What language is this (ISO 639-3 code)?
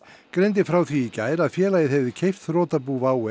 isl